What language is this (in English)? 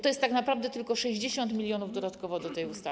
Polish